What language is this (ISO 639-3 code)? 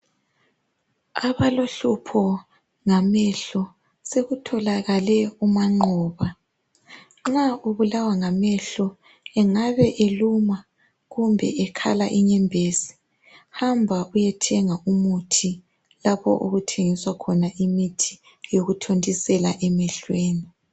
nde